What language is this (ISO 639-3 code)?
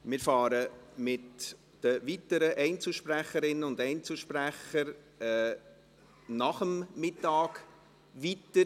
gsw